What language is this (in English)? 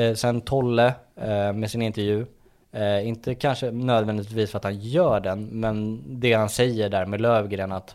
Swedish